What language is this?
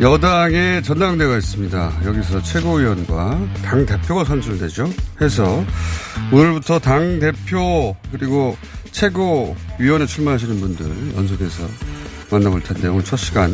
Korean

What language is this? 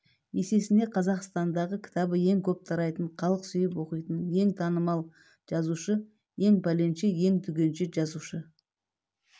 Kazakh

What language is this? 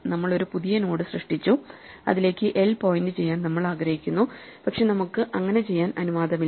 Malayalam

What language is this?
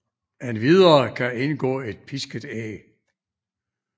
Danish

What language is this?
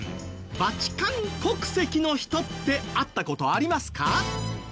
Japanese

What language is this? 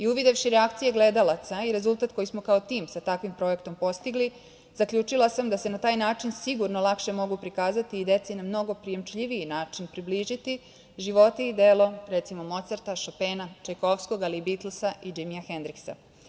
Serbian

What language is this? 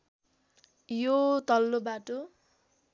Nepali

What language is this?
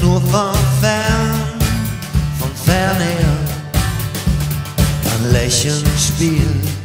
Latvian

